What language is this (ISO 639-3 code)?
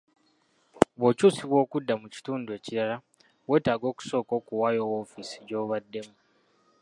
lug